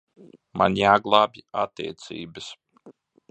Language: Latvian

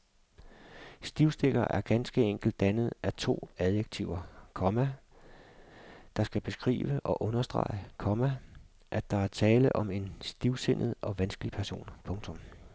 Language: Danish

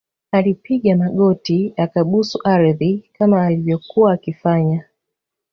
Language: Swahili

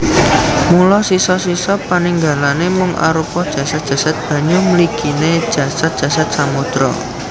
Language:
Javanese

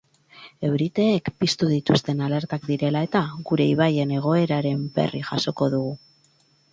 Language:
Basque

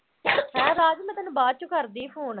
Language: Punjabi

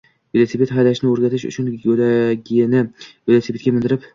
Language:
Uzbek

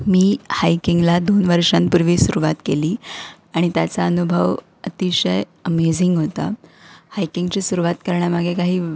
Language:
Marathi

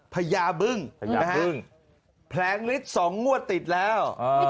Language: Thai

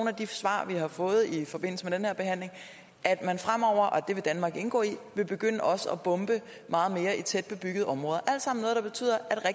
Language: Danish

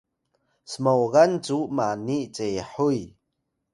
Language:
Atayal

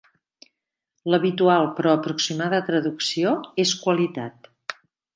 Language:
Catalan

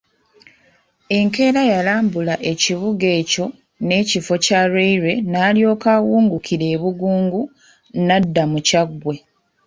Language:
Ganda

